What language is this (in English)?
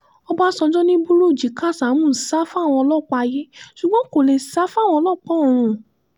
Yoruba